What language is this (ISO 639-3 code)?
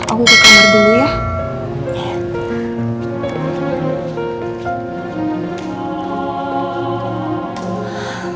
ind